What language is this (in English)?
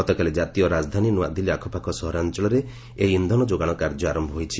Odia